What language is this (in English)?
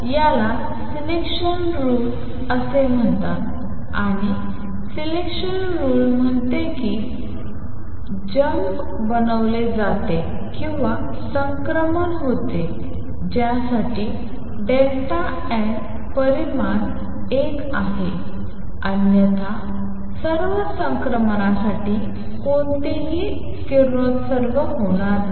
Marathi